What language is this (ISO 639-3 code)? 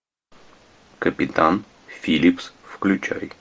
rus